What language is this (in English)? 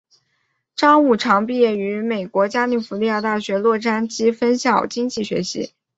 Chinese